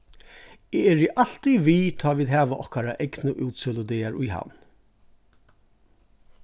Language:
Faroese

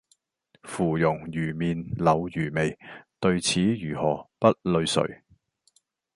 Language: Cantonese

